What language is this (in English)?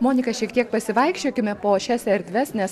Lithuanian